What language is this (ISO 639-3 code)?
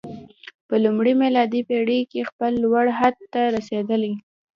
pus